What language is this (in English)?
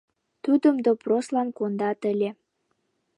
Mari